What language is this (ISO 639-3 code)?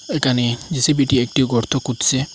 ben